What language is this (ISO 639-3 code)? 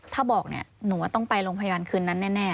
tha